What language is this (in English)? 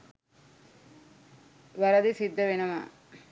Sinhala